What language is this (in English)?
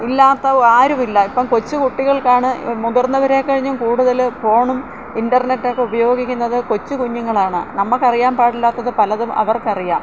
Malayalam